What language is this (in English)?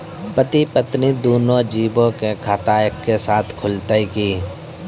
Maithili